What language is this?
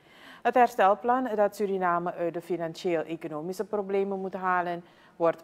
Dutch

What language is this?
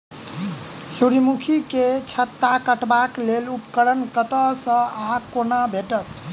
Maithili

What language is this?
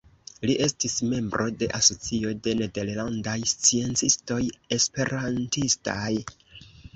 Esperanto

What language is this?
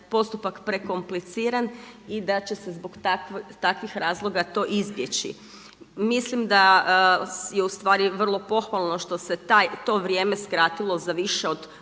Croatian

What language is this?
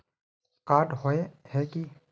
Magahi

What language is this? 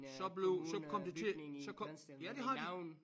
Danish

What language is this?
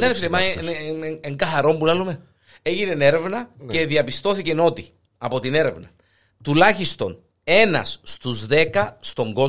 Greek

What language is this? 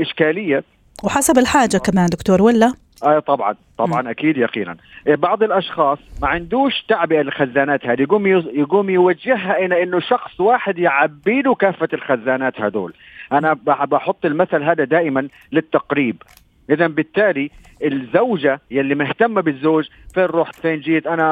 Arabic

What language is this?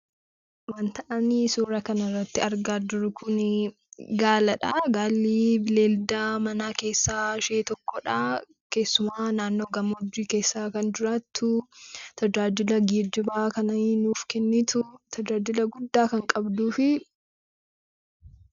Oromo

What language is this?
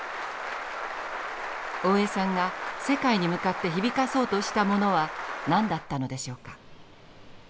Japanese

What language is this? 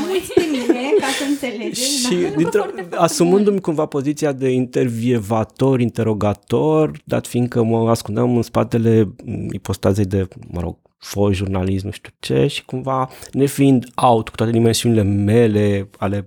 Romanian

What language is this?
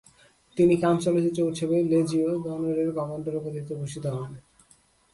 Bangla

